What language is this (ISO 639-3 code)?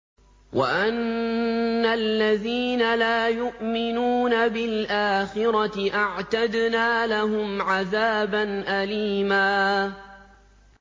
ara